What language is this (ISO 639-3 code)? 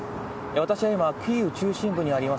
jpn